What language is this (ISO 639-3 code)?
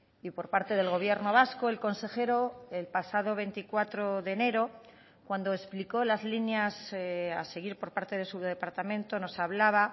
spa